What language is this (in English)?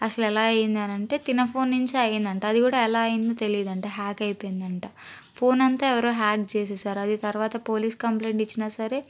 Telugu